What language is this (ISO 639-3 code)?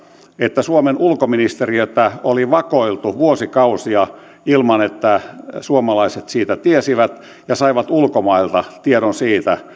fin